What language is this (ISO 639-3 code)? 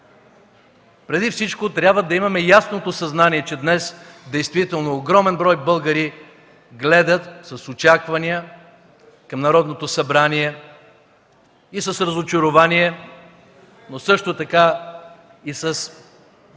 bul